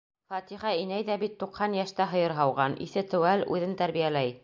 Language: Bashkir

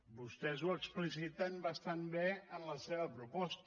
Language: Catalan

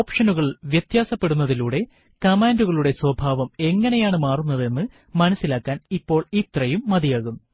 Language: Malayalam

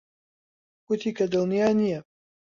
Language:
Central Kurdish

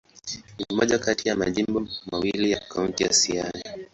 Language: Swahili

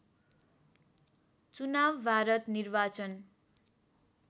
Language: Nepali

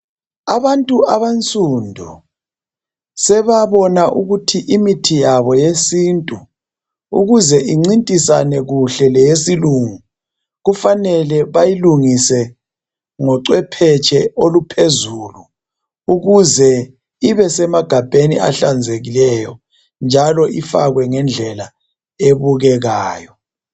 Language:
North Ndebele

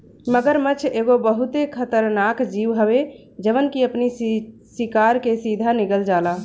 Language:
Bhojpuri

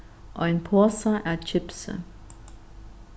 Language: Faroese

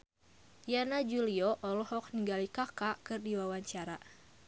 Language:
Sundanese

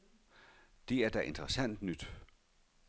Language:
Danish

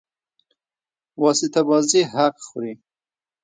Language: Pashto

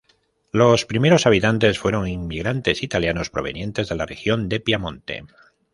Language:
Spanish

